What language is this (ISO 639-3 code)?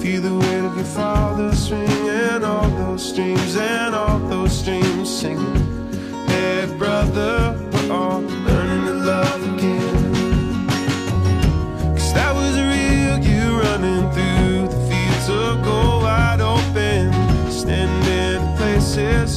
zho